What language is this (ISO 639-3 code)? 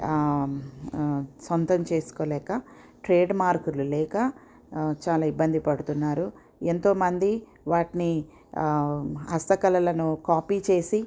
tel